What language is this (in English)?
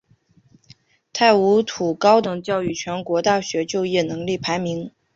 Chinese